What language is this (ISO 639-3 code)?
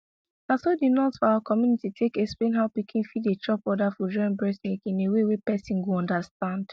pcm